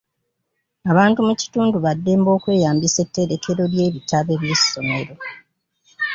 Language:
Ganda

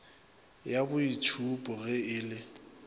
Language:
Northern Sotho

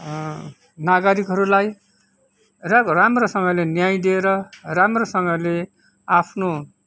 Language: Nepali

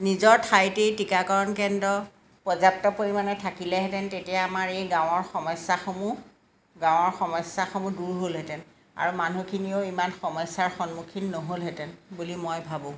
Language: Assamese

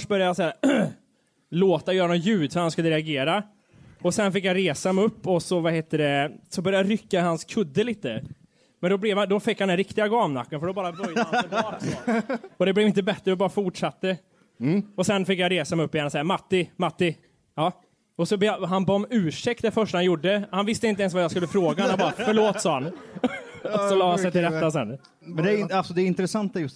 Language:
Swedish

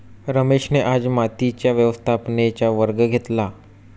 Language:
Marathi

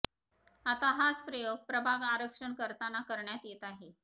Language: Marathi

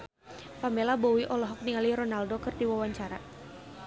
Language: Sundanese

